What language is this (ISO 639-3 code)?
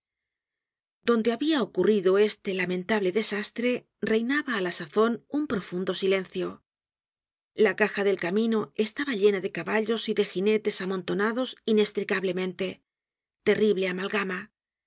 spa